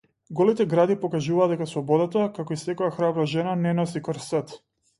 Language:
Macedonian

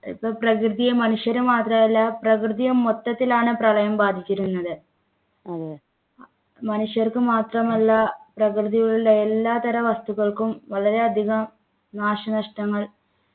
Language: Malayalam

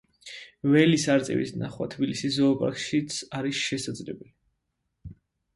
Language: Georgian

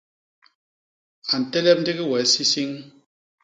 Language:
Basaa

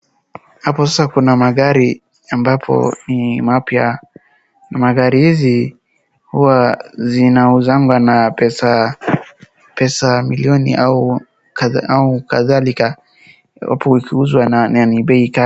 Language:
Swahili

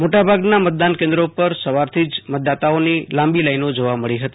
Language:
Gujarati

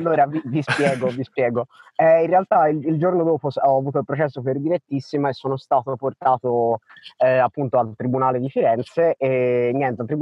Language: Italian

